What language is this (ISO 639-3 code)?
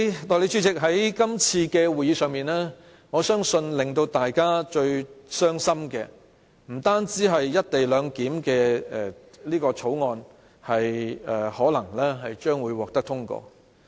yue